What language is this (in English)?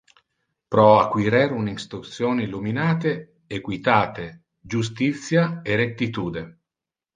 Interlingua